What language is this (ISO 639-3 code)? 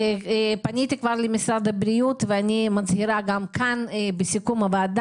heb